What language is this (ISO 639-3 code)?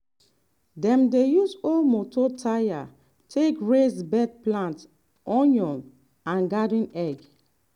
pcm